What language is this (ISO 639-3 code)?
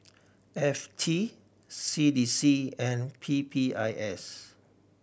eng